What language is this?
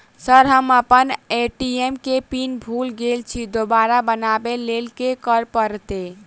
Maithili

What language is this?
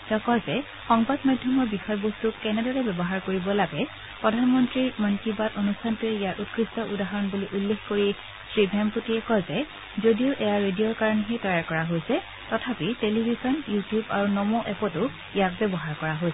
Assamese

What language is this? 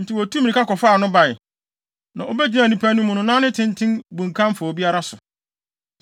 Akan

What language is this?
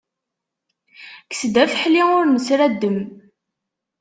Kabyle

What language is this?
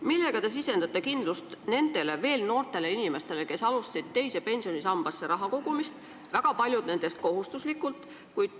Estonian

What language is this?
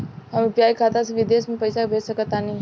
Bhojpuri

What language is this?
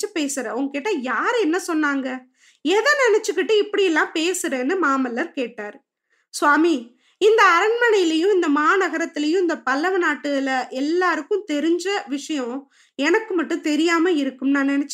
Tamil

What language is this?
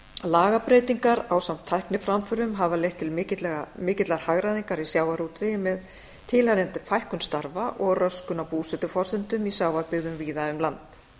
Icelandic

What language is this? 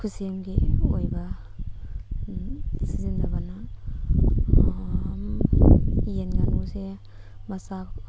Manipuri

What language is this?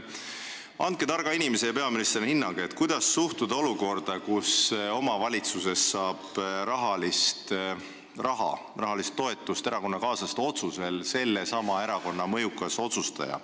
Estonian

